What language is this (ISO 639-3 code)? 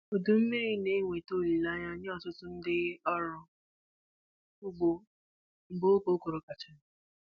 ibo